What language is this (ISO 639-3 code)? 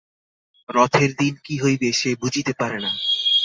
ben